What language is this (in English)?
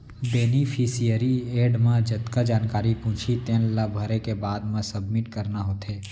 Chhattisgarhi